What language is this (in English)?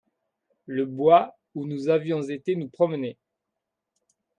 French